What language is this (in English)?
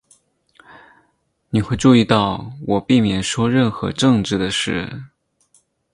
Chinese